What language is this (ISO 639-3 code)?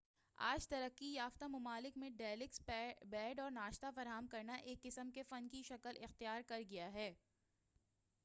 urd